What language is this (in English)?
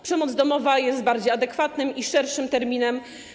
Polish